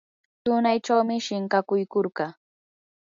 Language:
Yanahuanca Pasco Quechua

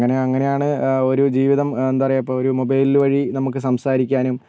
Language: Malayalam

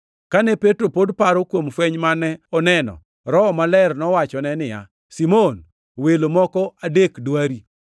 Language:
Luo (Kenya and Tanzania)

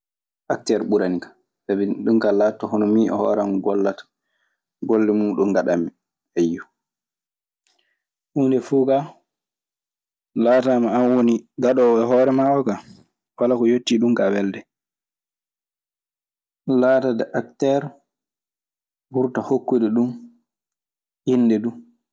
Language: Maasina Fulfulde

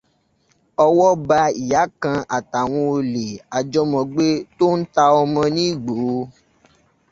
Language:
Yoruba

